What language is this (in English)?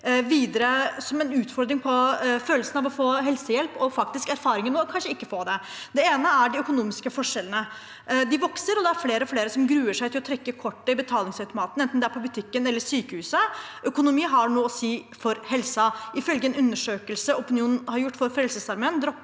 Norwegian